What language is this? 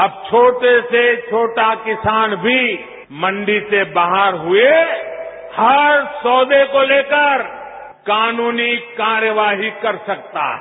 Hindi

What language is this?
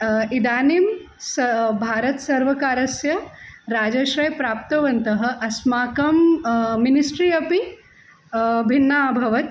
Sanskrit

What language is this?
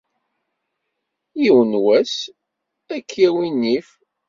Kabyle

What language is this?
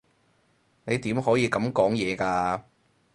Cantonese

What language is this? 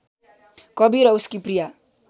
Nepali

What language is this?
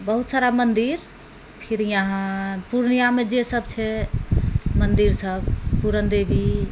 Maithili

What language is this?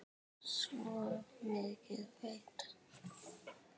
Icelandic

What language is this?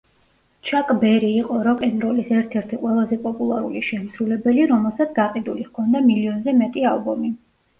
Georgian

